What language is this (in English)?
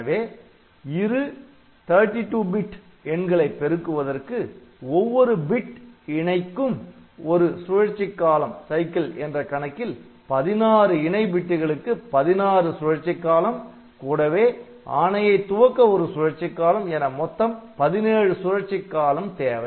Tamil